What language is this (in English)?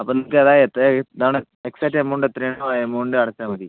Malayalam